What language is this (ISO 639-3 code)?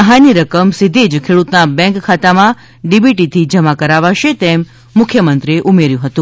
guj